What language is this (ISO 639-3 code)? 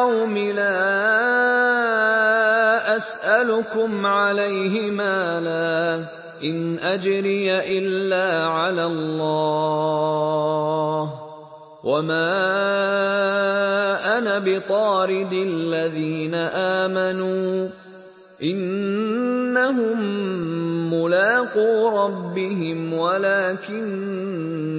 ara